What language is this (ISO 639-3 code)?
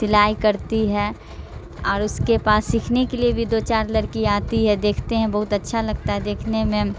urd